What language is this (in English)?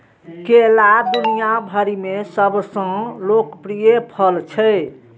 Maithili